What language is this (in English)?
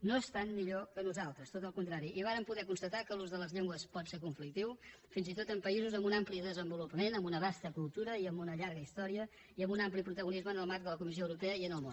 Catalan